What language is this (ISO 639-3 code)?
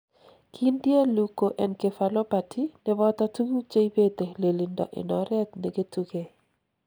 kln